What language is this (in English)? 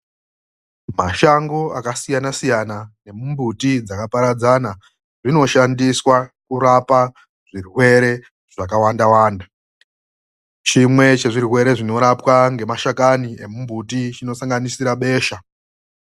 Ndau